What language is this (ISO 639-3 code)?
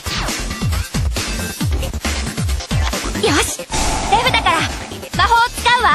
jpn